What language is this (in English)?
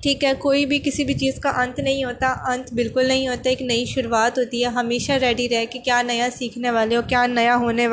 Urdu